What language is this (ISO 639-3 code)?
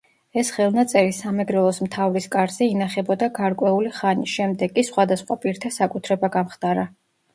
kat